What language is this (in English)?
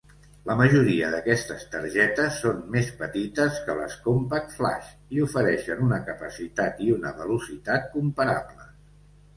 Catalan